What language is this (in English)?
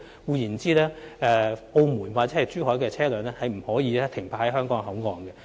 Cantonese